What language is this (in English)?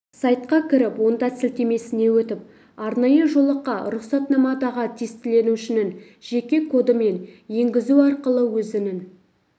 Kazakh